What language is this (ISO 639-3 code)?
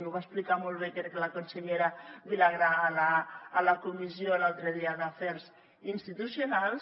cat